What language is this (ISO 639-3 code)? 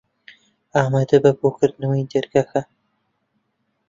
ckb